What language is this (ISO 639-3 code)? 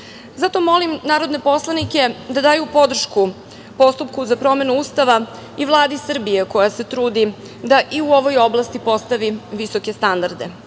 srp